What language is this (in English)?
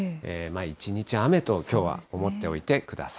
Japanese